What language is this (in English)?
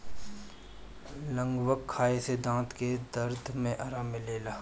Bhojpuri